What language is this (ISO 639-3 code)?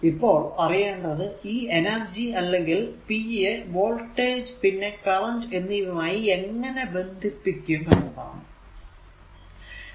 mal